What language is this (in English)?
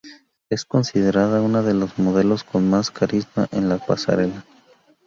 Spanish